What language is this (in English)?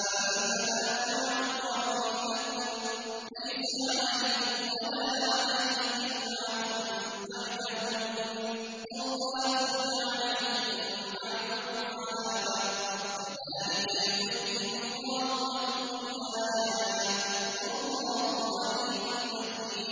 Arabic